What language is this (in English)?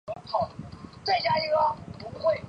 Chinese